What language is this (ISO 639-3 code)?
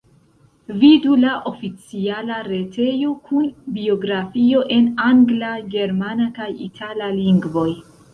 epo